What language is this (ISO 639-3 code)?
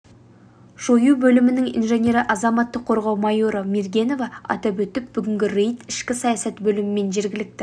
kaz